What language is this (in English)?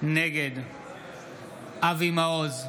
Hebrew